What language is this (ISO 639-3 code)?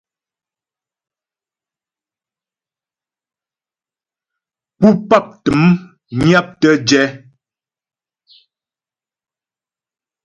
bbj